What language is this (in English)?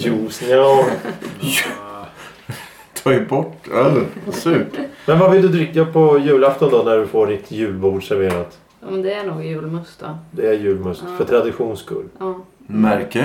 Swedish